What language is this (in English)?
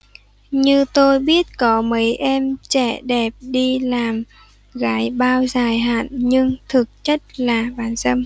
Vietnamese